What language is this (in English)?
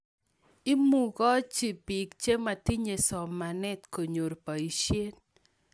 Kalenjin